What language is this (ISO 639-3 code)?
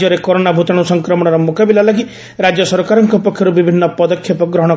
ori